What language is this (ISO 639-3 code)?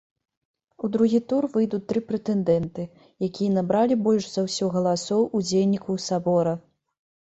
bel